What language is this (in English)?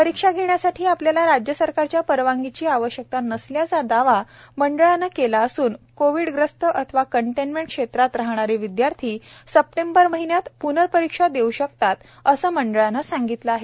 Marathi